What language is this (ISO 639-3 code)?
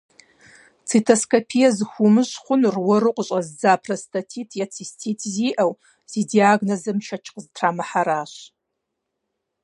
kbd